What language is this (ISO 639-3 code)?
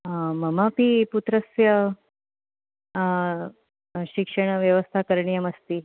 san